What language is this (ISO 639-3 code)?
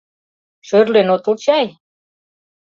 chm